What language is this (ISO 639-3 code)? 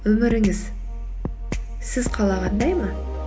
kaz